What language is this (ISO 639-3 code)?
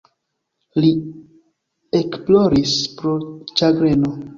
epo